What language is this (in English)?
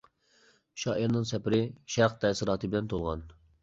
Uyghur